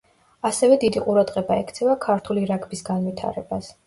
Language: Georgian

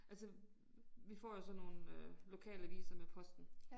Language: Danish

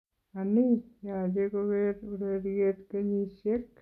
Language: Kalenjin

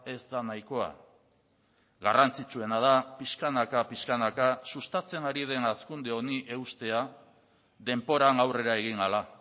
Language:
Basque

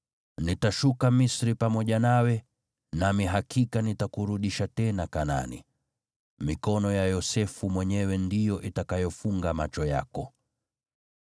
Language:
Swahili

